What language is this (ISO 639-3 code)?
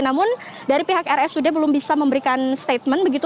ind